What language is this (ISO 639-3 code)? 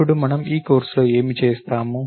tel